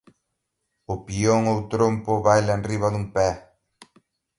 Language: Galician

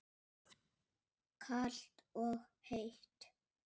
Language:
Icelandic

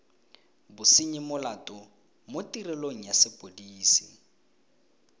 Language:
Tswana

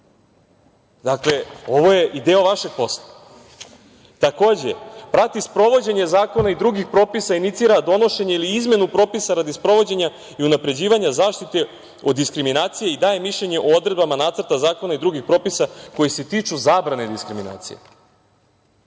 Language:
Serbian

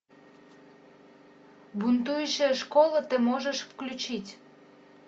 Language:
Russian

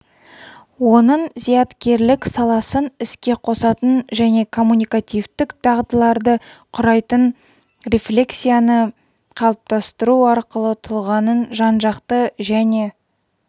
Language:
Kazakh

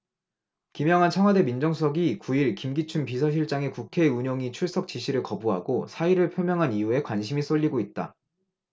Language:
Korean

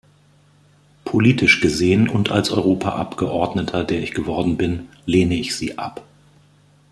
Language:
German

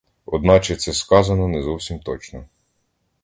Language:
Ukrainian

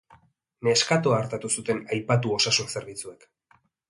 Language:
Basque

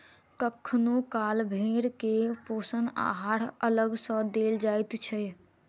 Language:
Maithili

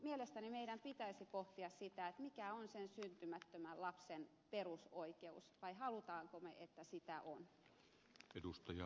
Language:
Finnish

